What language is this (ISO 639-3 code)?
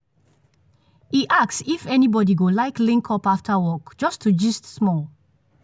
pcm